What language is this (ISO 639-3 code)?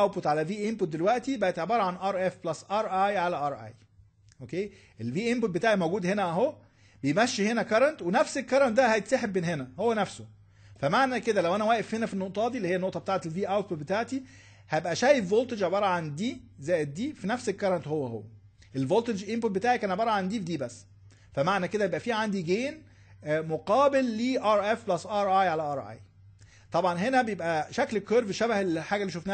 ara